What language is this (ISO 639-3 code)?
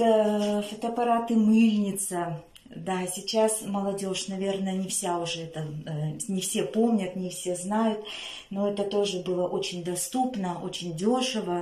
rus